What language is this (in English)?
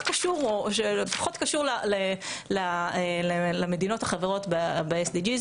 Hebrew